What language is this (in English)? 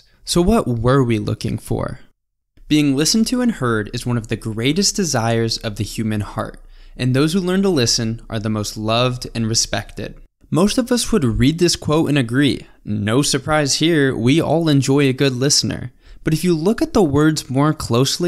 English